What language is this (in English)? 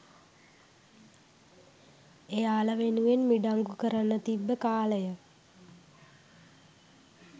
Sinhala